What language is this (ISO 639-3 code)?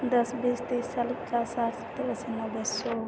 mai